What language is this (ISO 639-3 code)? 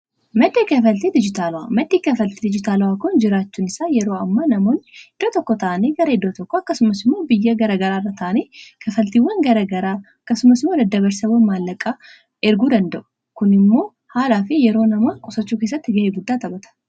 orm